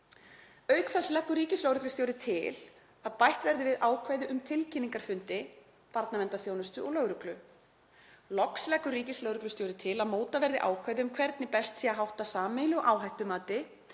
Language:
Icelandic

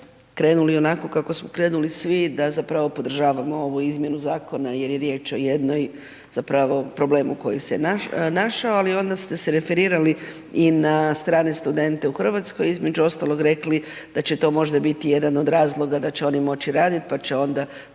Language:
Croatian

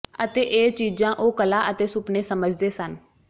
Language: Punjabi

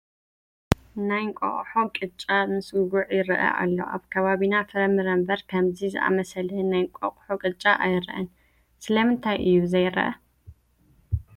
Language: Tigrinya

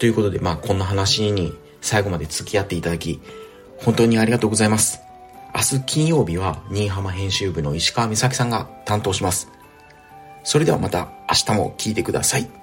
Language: Japanese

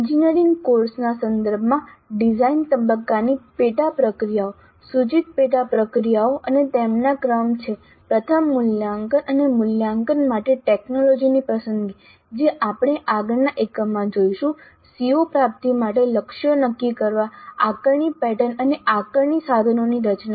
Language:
Gujarati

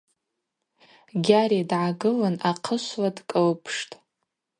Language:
Abaza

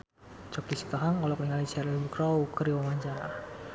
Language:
Sundanese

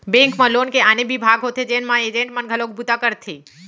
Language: Chhattisgarhi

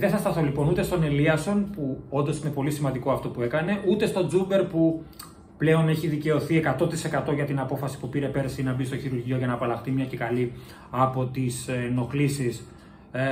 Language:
Greek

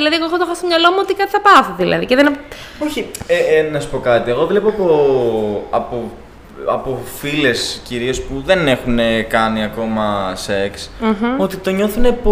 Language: Greek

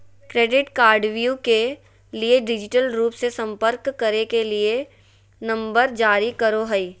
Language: Magahi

